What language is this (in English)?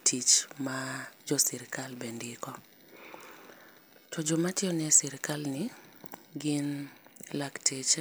Luo (Kenya and Tanzania)